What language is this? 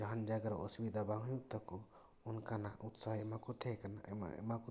Santali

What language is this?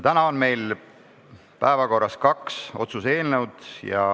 Estonian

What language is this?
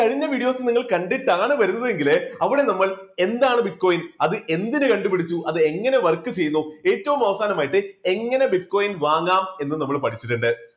Malayalam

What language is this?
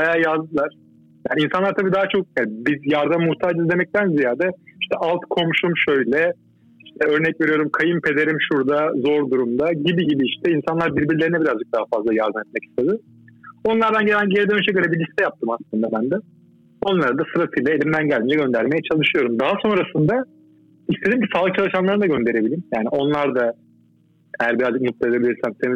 Turkish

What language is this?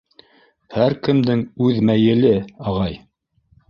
Bashkir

